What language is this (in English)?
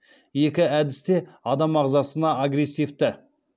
Kazakh